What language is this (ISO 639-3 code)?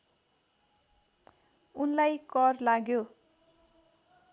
nep